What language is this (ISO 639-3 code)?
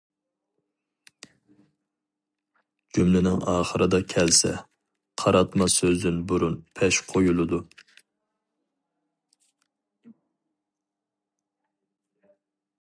uig